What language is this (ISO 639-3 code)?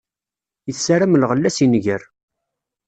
kab